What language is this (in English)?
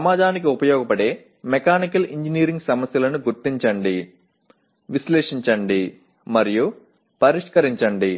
Telugu